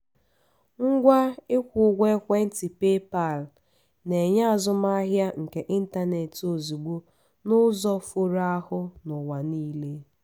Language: Igbo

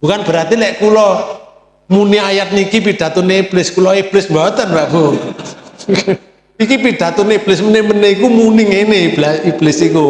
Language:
Indonesian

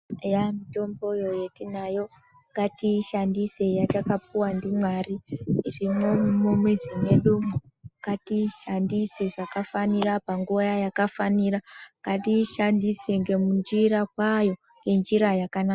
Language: Ndau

